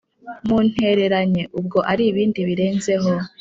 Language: Kinyarwanda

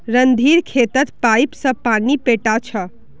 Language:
Magahi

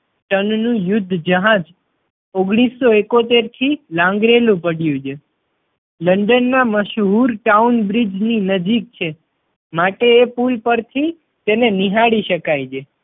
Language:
Gujarati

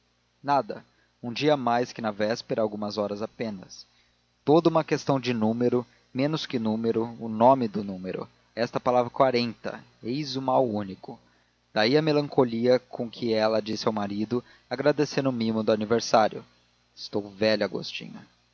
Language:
Portuguese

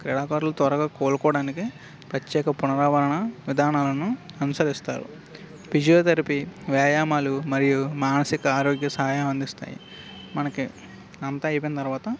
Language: Telugu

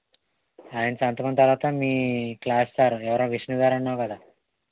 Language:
Telugu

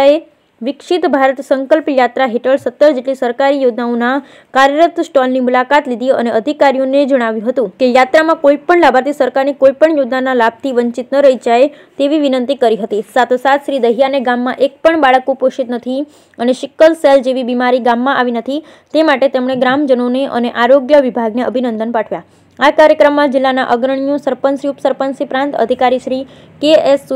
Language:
Gujarati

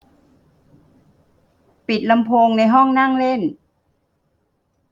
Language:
Thai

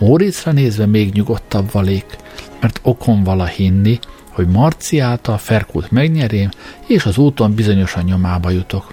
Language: Hungarian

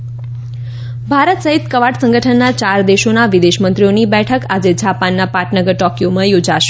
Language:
Gujarati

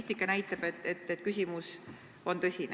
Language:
Estonian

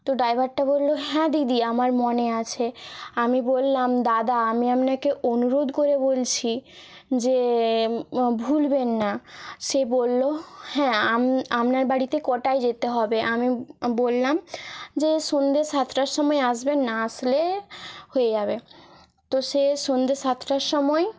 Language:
Bangla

